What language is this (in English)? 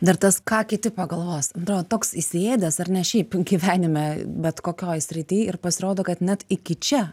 Lithuanian